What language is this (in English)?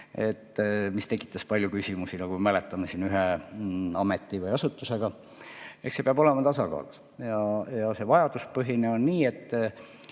Estonian